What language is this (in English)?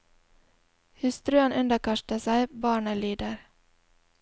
Norwegian